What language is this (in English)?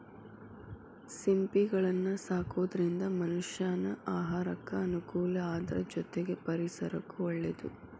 Kannada